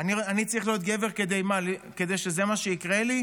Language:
Hebrew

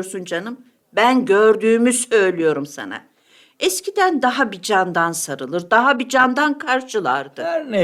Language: Turkish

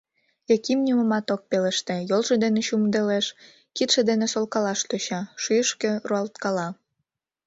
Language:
Mari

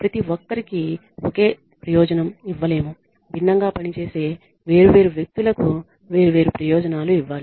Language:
Telugu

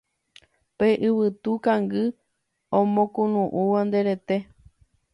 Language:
Guarani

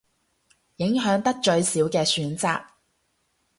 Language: Cantonese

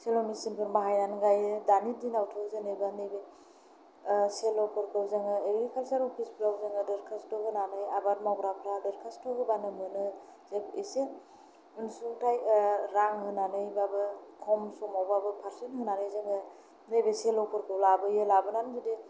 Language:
Bodo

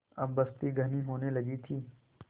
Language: Hindi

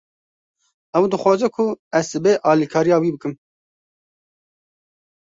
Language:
Kurdish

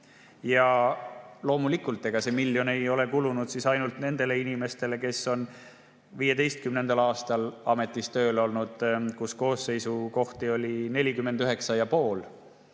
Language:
Estonian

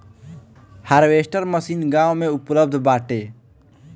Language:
Bhojpuri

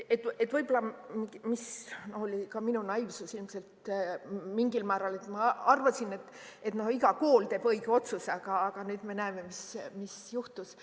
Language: Estonian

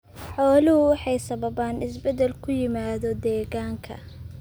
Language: Somali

